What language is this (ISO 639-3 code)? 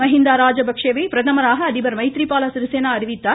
tam